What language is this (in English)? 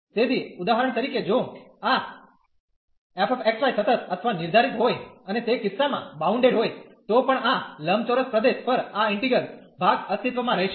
Gujarati